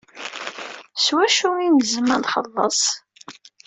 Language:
Kabyle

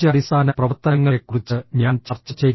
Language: Malayalam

